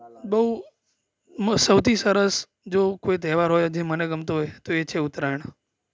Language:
Gujarati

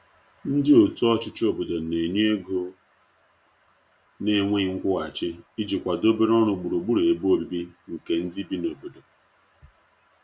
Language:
Igbo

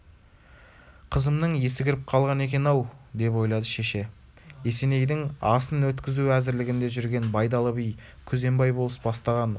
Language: Kazakh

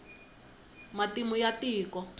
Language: Tsonga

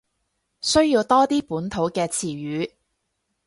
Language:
Cantonese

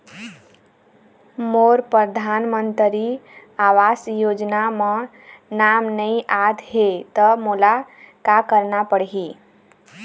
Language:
Chhattisgarhi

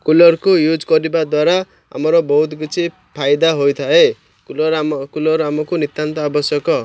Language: Odia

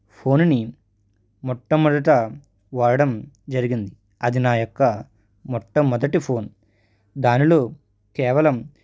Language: Telugu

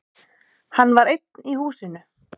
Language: Icelandic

